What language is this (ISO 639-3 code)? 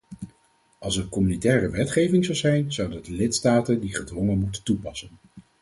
nld